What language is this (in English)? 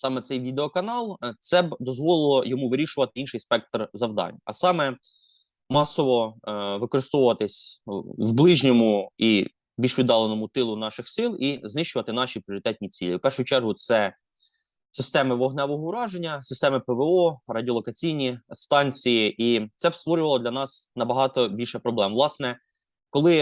Ukrainian